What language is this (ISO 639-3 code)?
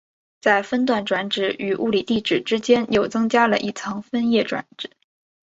zho